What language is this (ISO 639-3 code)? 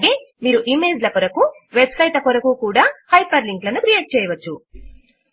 tel